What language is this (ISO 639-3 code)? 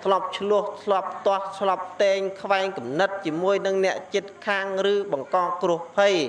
vie